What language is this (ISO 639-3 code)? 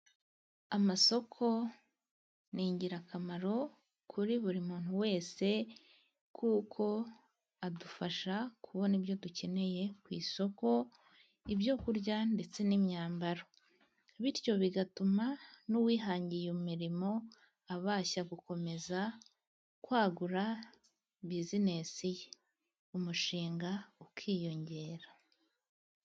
kin